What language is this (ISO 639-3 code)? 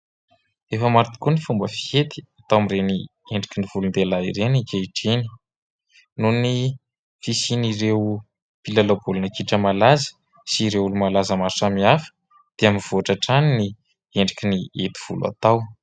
mlg